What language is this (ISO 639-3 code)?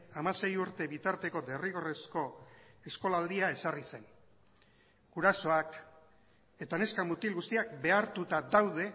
eus